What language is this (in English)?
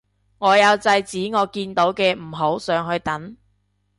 Cantonese